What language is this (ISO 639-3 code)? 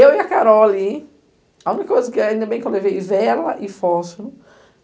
por